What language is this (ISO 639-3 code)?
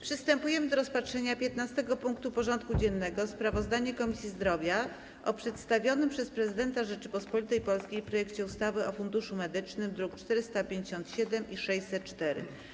pol